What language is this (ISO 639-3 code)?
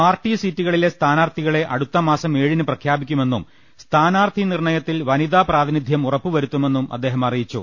mal